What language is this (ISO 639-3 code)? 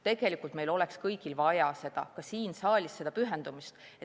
est